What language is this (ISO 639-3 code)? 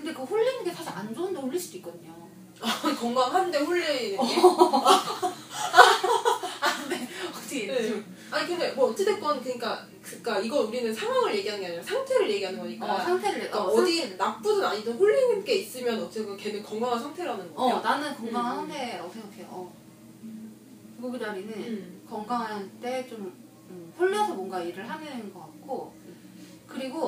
kor